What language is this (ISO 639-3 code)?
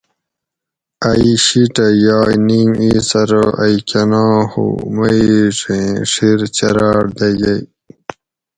gwc